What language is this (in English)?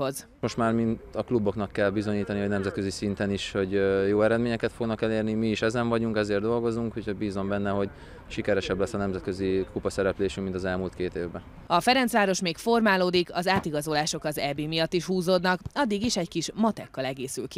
Hungarian